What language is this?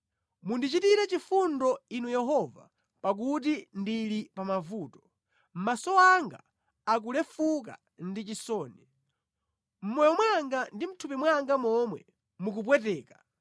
Nyanja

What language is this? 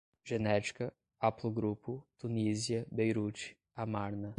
Portuguese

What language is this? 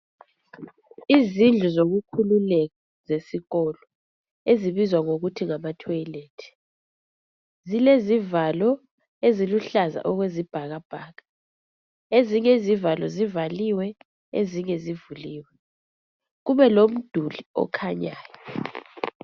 North Ndebele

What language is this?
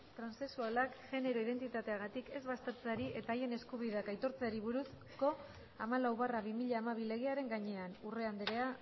Basque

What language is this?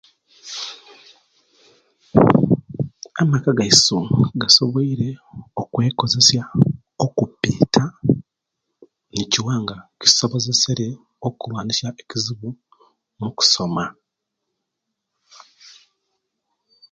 Kenyi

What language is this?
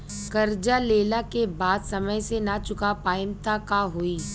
Bhojpuri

